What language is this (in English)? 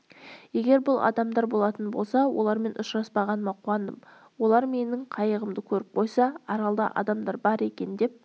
Kazakh